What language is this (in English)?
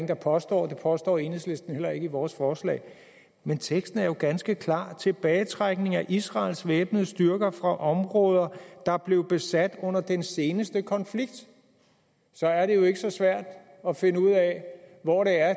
Danish